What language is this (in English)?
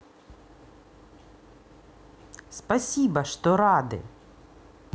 Russian